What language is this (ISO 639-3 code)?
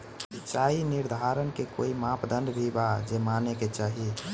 bho